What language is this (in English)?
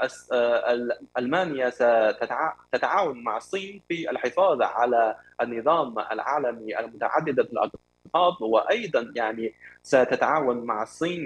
Arabic